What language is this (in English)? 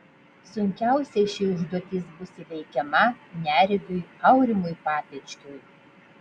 Lithuanian